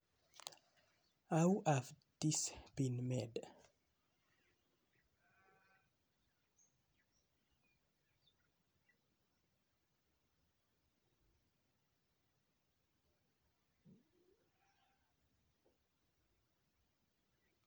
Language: Kalenjin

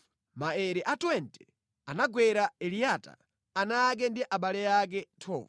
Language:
Nyanja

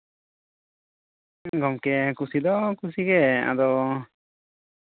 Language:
Santali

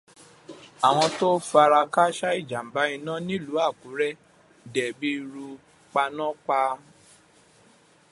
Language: Yoruba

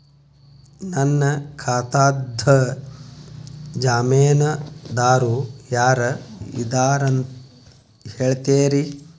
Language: Kannada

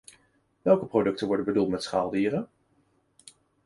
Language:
Dutch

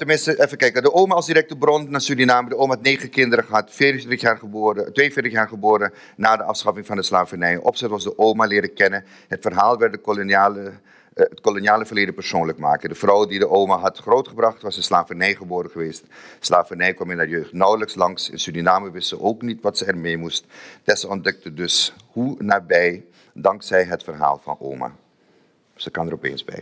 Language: Dutch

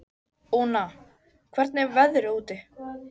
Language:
Icelandic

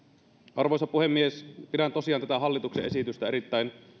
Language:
Finnish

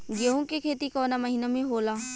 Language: Bhojpuri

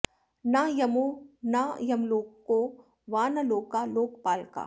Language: Sanskrit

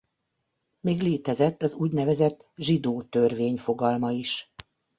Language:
Hungarian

